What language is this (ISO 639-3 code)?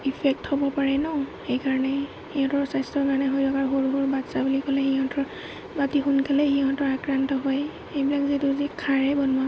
asm